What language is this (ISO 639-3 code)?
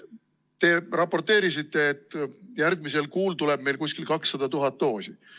est